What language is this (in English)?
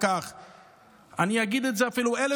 Hebrew